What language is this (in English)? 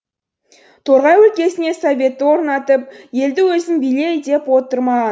Kazakh